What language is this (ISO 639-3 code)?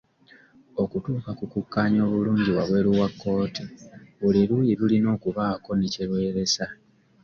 lug